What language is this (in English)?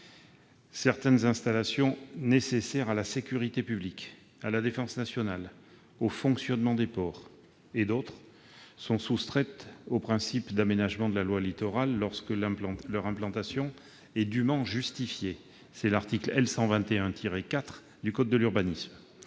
French